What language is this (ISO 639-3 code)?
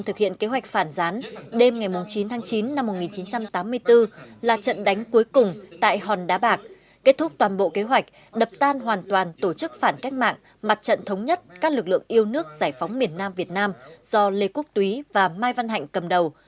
vie